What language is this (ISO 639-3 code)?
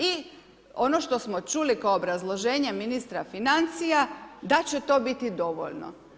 hrv